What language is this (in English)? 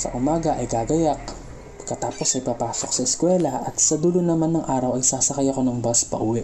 Filipino